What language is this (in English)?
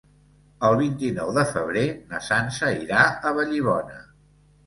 Catalan